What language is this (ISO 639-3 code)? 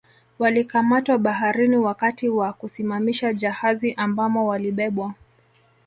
swa